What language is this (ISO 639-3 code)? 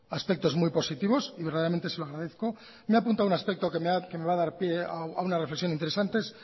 spa